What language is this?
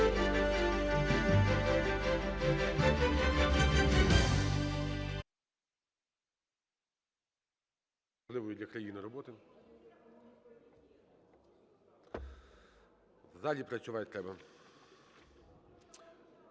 Ukrainian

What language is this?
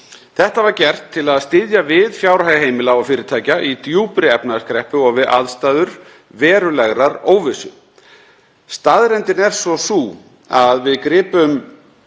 Icelandic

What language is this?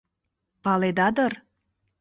Mari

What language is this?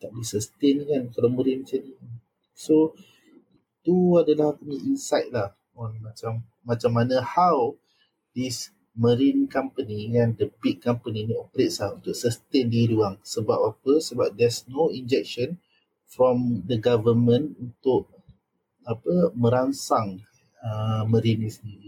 Malay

